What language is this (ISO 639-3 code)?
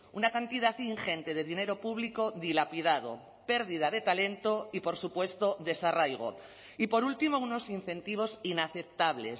spa